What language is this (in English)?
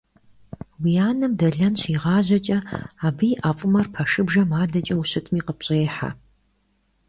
Kabardian